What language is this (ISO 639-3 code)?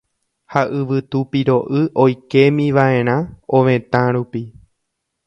grn